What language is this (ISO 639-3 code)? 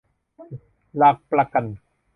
tha